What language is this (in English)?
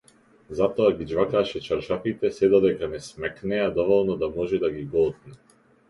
Macedonian